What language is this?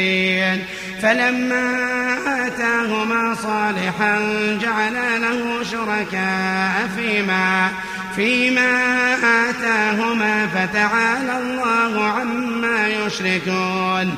Arabic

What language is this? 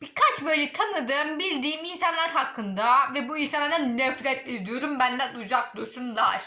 Turkish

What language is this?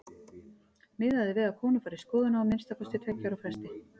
Icelandic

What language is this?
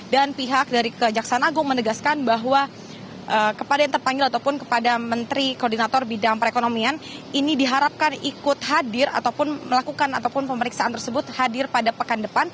Indonesian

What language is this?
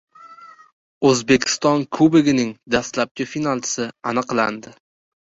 Uzbek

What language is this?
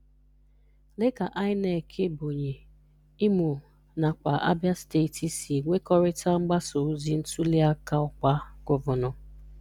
Igbo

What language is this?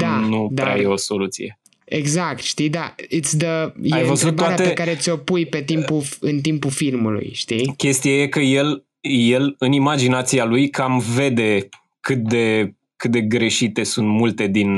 Romanian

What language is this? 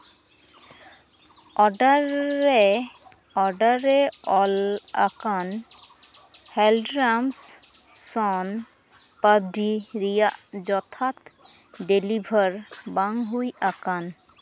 Santali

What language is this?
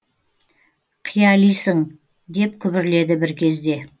Kazakh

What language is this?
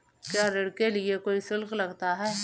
Hindi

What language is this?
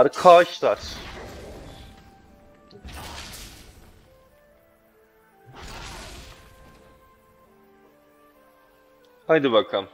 Turkish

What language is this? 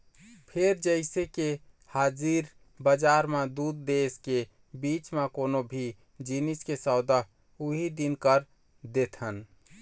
Chhattisgarhi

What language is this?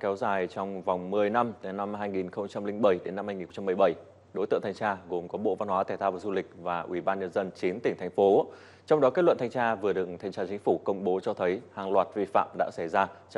Vietnamese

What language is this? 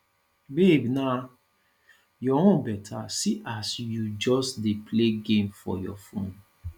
Nigerian Pidgin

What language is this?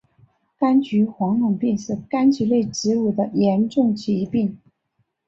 Chinese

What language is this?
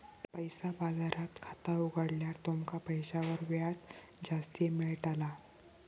Marathi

